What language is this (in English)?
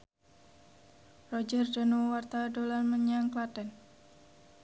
Javanese